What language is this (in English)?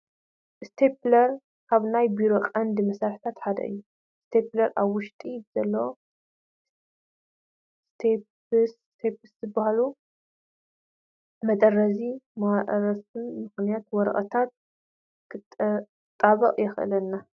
Tigrinya